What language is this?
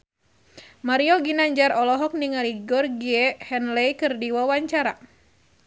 Sundanese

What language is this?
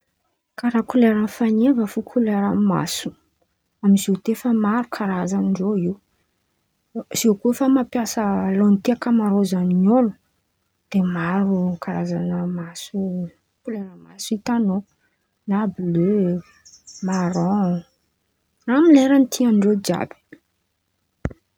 Antankarana Malagasy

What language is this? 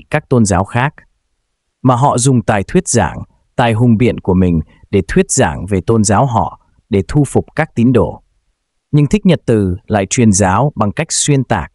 Vietnamese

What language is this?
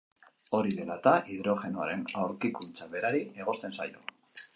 Basque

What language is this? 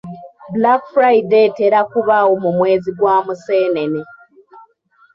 Ganda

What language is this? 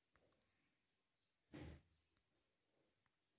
Marathi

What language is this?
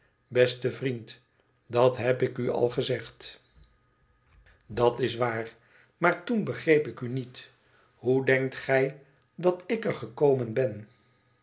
Dutch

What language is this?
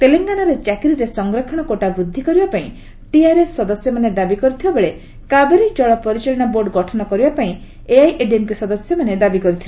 Odia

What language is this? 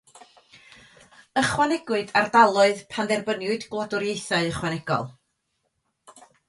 Welsh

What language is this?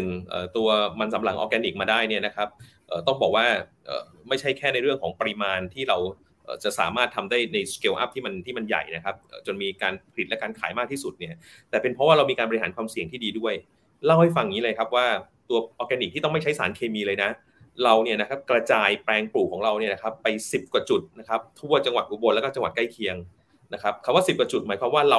Thai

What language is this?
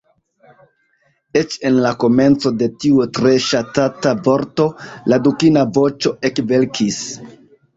Esperanto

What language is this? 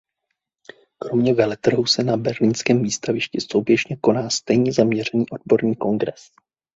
Czech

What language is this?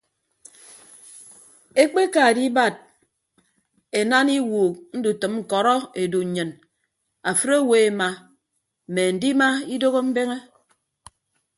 Ibibio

